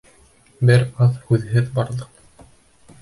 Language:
Bashkir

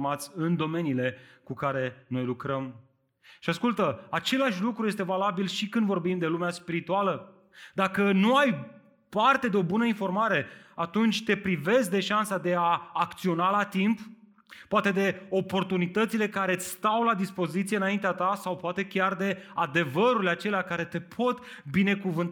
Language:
Romanian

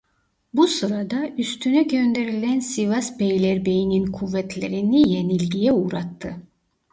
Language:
Turkish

